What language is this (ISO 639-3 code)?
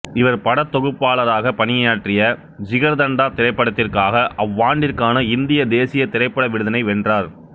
tam